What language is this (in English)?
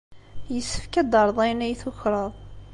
Kabyle